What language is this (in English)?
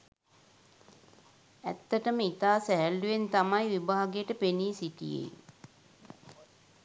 Sinhala